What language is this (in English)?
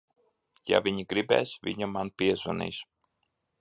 Latvian